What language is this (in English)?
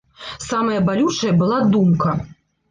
Belarusian